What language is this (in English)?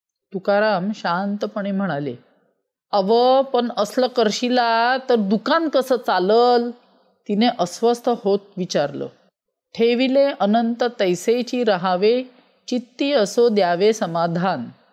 Marathi